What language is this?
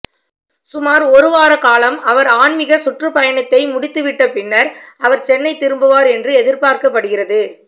Tamil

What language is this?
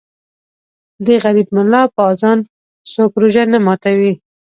Pashto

